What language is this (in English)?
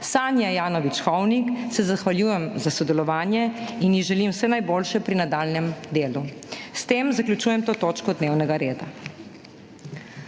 Slovenian